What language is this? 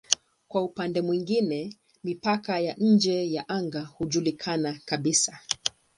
Swahili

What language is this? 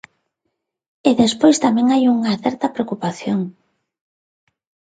Galician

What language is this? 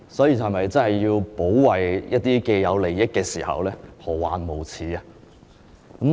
Cantonese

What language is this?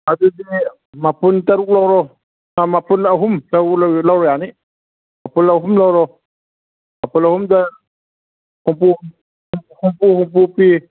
Manipuri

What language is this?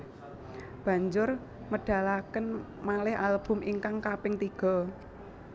Javanese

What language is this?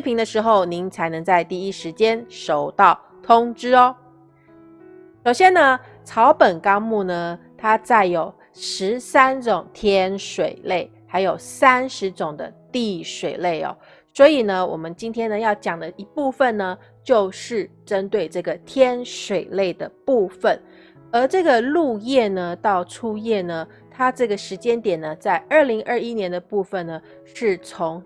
Chinese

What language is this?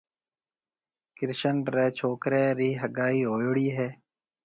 Marwari (Pakistan)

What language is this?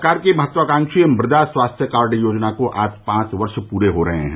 Hindi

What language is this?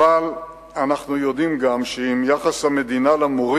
Hebrew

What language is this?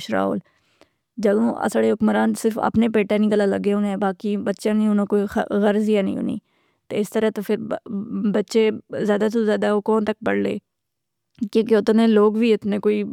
Pahari-Potwari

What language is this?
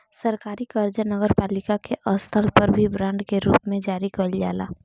Bhojpuri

